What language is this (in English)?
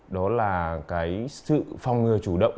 Vietnamese